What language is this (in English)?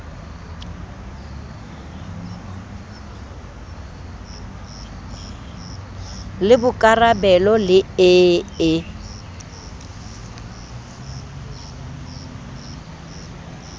Southern Sotho